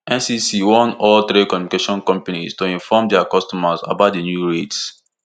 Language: Nigerian Pidgin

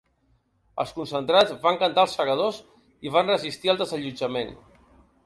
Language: Catalan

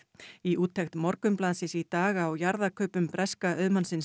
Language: Icelandic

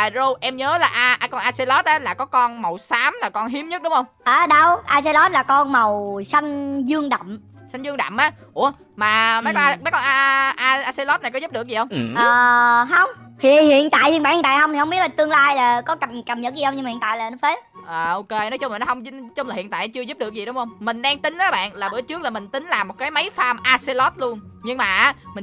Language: Vietnamese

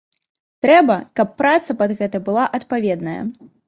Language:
Belarusian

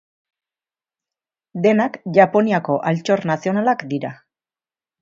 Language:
Basque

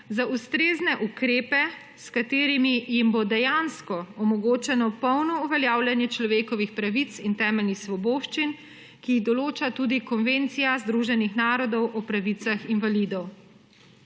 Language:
Slovenian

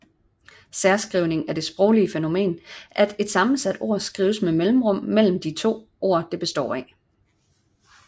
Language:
Danish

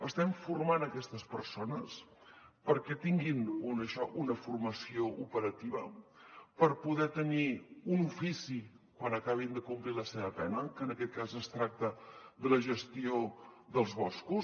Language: Catalan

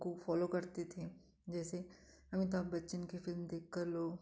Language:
Hindi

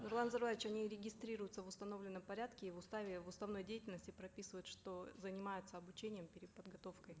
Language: Kazakh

